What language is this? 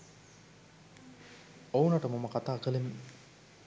Sinhala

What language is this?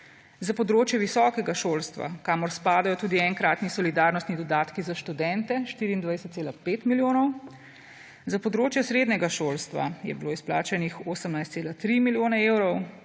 Slovenian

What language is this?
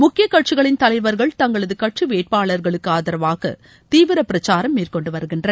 Tamil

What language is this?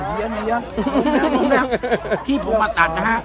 Thai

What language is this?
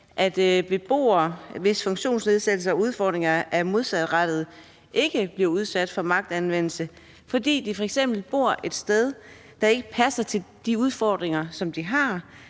Danish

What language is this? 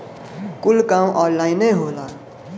Bhojpuri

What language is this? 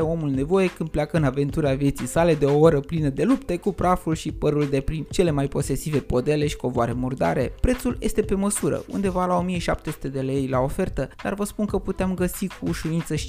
Romanian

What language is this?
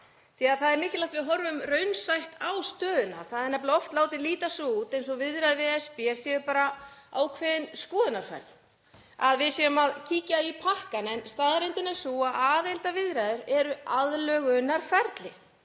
Icelandic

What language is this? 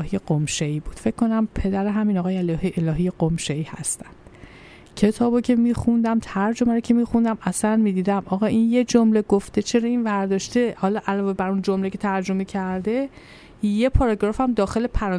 Persian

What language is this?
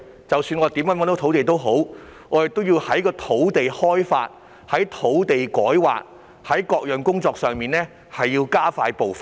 Cantonese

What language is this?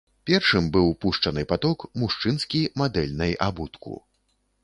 Belarusian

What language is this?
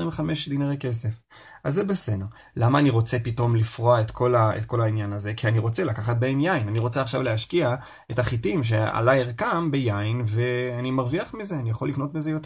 Hebrew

